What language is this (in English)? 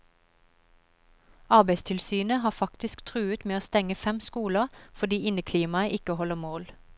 Norwegian